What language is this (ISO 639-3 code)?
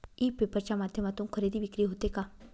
mar